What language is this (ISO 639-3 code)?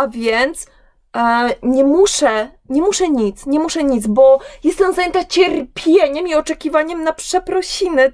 pol